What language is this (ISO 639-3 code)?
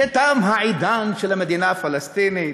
heb